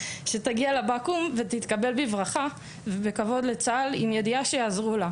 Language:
Hebrew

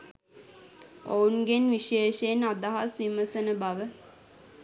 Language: Sinhala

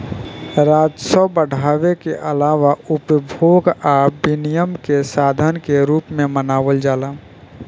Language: Bhojpuri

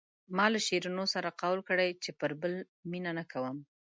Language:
Pashto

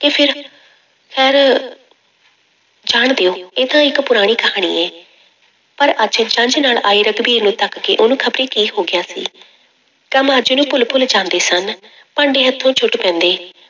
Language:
Punjabi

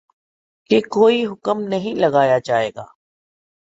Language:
Urdu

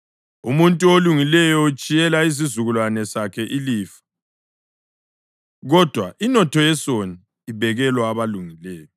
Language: North Ndebele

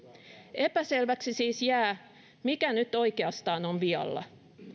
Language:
Finnish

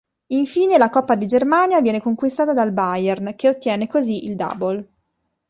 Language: Italian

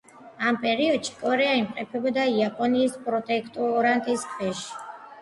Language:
Georgian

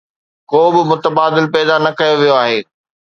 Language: Sindhi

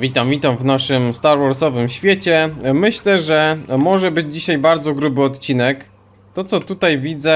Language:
Polish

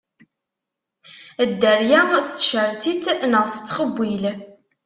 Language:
Kabyle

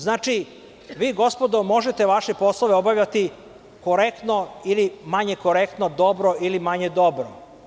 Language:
Serbian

